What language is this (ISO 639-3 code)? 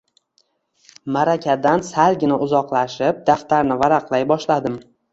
uzb